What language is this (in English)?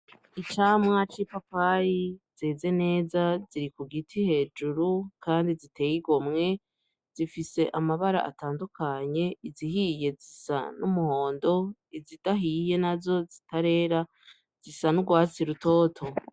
Rundi